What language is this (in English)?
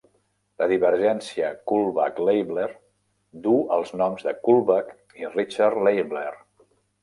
Catalan